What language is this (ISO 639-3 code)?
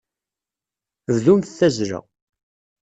kab